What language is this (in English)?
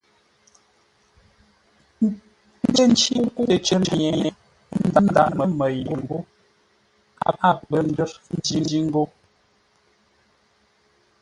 Ngombale